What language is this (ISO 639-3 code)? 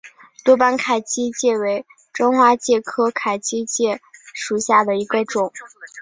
zho